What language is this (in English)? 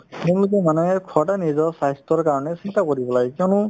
Assamese